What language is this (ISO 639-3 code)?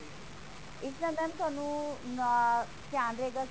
pan